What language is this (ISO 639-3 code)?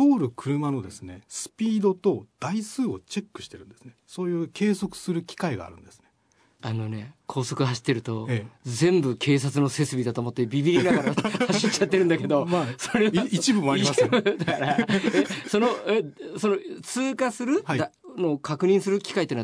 jpn